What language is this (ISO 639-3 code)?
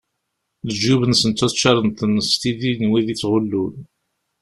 kab